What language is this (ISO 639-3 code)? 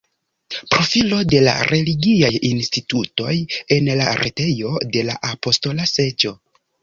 epo